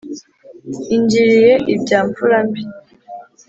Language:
Kinyarwanda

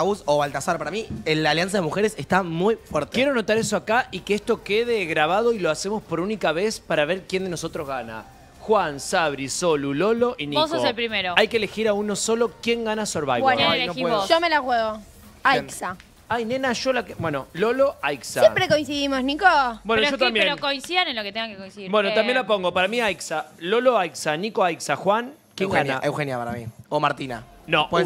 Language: Spanish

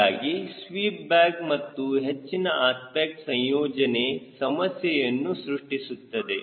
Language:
Kannada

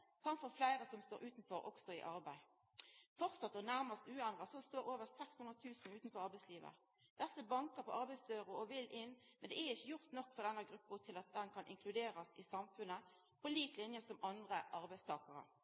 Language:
Norwegian Nynorsk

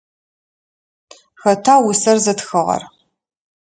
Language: Adyghe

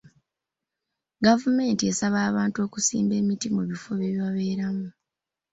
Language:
Ganda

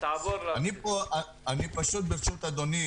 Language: Hebrew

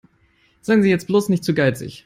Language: German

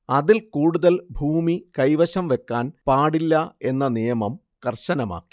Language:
Malayalam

